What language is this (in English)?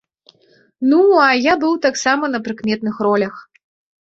Belarusian